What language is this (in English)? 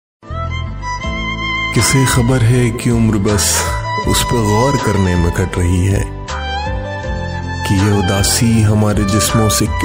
Hindi